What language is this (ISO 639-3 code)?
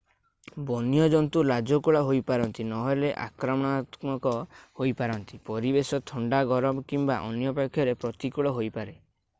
ori